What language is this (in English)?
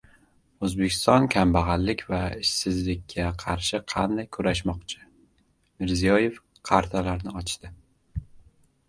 Uzbek